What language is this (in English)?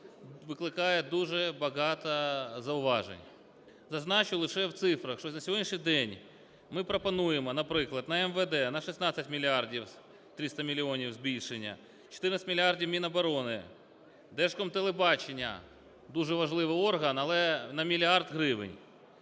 Ukrainian